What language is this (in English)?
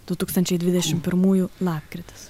Lithuanian